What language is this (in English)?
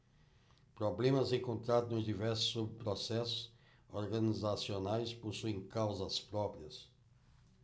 Portuguese